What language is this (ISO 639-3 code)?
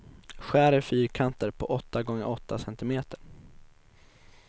swe